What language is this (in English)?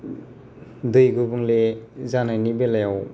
Bodo